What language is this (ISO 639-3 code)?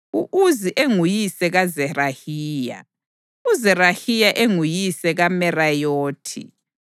nde